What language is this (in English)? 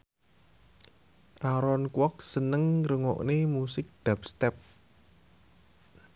Javanese